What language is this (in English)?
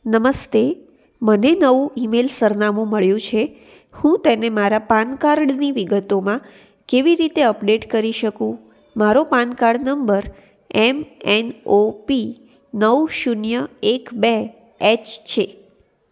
Gujarati